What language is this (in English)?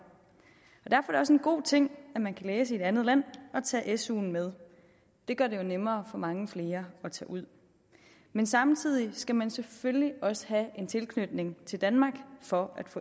Danish